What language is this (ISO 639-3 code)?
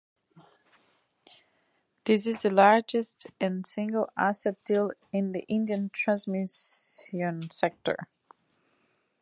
eng